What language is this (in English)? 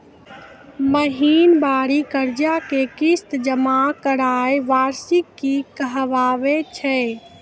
Maithili